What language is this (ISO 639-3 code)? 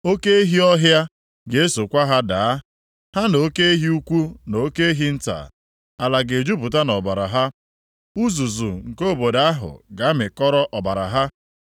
ibo